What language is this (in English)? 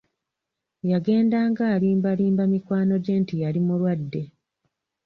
Ganda